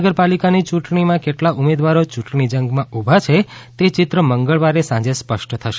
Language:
Gujarati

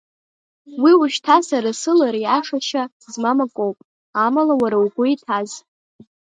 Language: Abkhazian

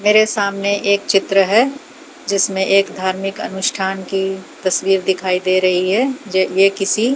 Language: Hindi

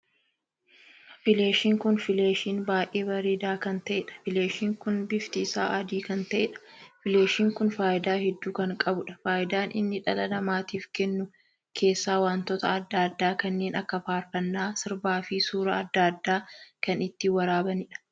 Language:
Oromo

